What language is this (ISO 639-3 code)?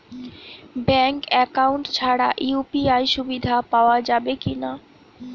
ben